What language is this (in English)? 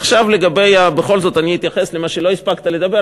Hebrew